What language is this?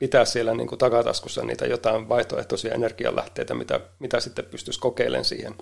Finnish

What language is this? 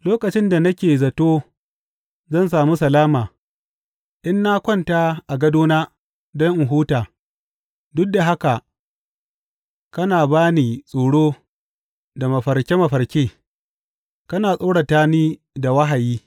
Hausa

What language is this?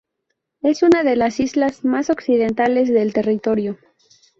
Spanish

